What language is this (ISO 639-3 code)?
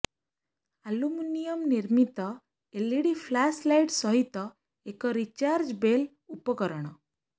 ori